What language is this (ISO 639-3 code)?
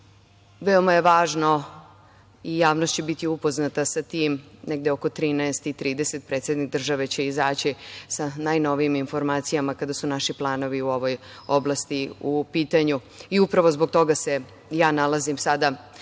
srp